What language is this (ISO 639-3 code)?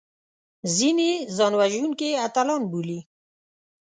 pus